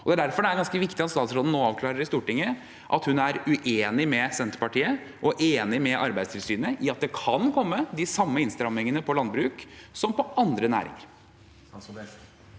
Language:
Norwegian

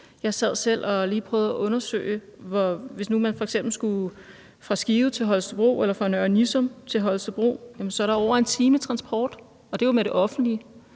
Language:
Danish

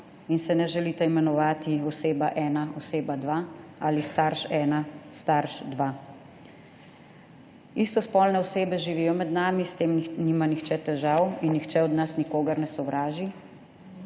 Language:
Slovenian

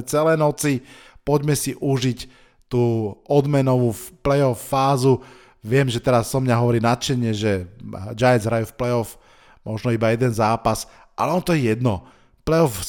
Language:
Slovak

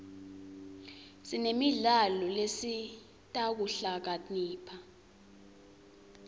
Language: Swati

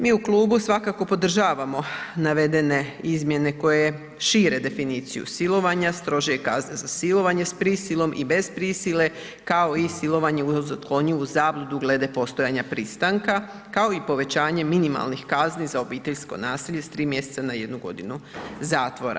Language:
Croatian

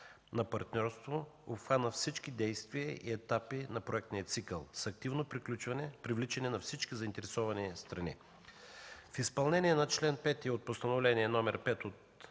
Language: Bulgarian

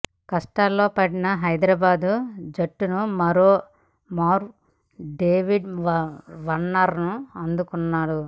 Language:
Telugu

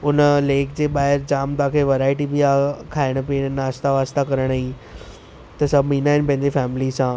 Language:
Sindhi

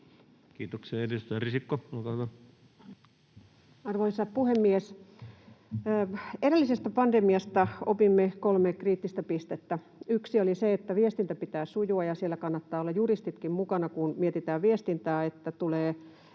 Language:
Finnish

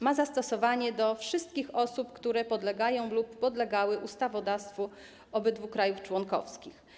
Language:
Polish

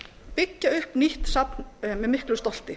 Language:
Icelandic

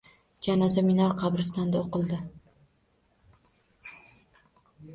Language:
Uzbek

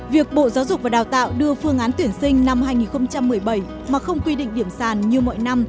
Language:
Vietnamese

